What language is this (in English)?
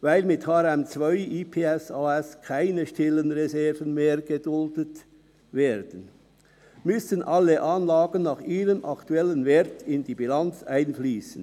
Swiss German